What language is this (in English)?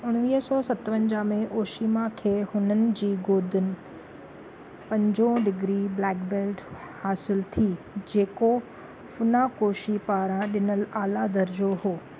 Sindhi